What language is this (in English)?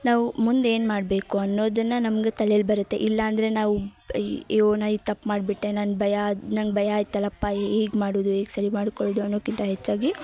Kannada